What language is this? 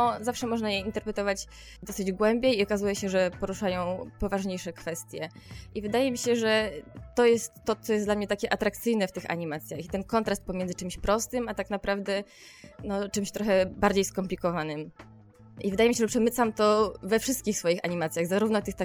Polish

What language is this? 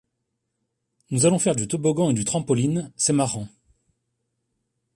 French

